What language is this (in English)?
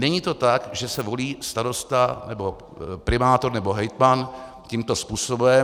Czech